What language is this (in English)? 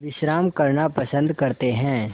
Hindi